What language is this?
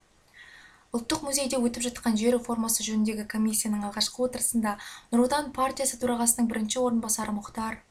Kazakh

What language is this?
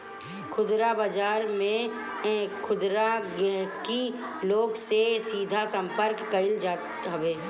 Bhojpuri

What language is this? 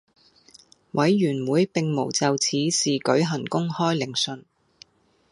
Cantonese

